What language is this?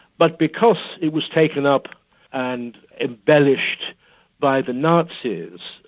English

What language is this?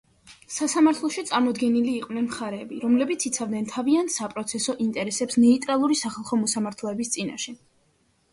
Georgian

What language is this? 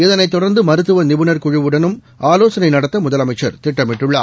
Tamil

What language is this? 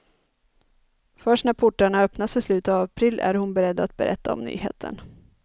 Swedish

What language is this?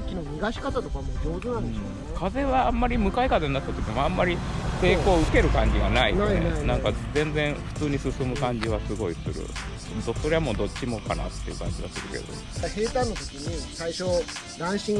Japanese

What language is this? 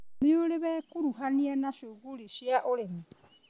Kikuyu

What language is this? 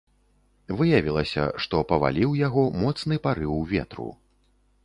Belarusian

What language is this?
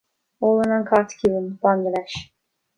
Irish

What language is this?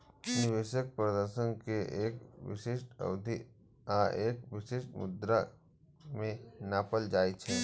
Maithili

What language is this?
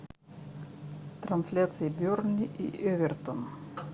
Russian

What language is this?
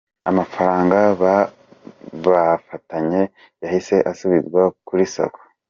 Kinyarwanda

